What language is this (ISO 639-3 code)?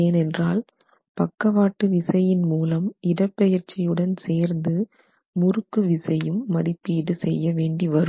tam